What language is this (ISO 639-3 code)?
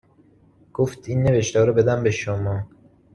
fas